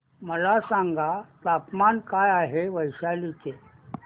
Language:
Marathi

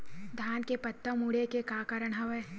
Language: Chhattisgarhi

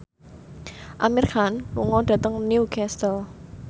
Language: Javanese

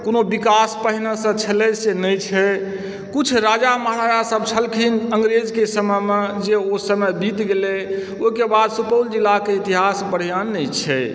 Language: Maithili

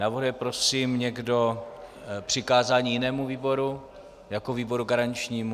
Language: Czech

